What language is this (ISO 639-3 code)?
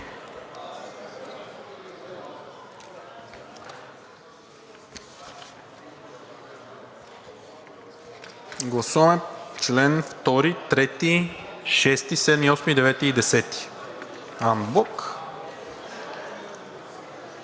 bul